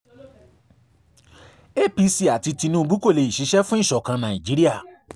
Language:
Yoruba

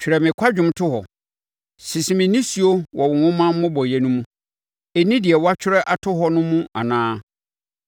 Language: Akan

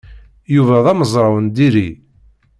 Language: Kabyle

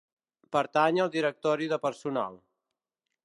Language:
Catalan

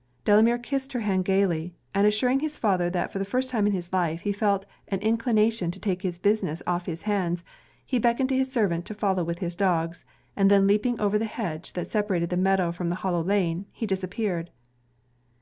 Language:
English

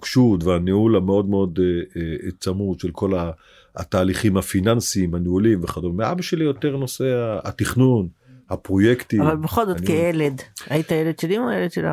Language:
Hebrew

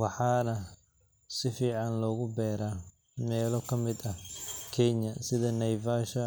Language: Somali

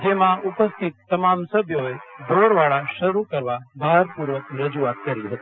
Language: Gujarati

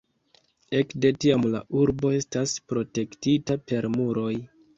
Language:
Esperanto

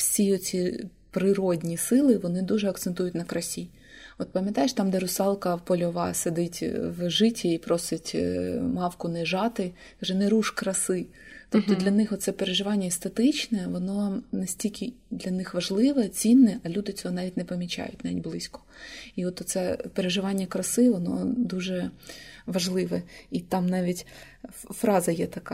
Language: Ukrainian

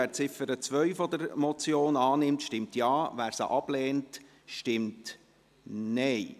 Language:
Swiss German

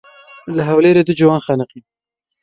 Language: Kurdish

